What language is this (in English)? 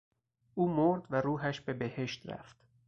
Persian